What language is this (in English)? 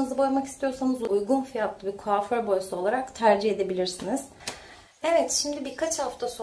Turkish